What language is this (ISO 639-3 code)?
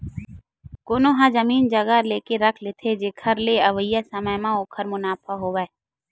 hne